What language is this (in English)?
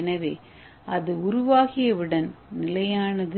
Tamil